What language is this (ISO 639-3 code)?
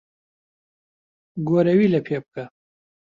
ckb